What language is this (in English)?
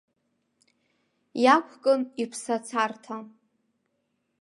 Abkhazian